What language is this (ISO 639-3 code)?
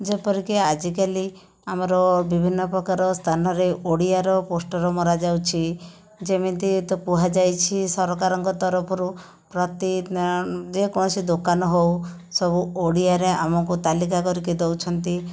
ori